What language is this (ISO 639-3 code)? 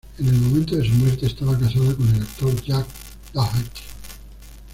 spa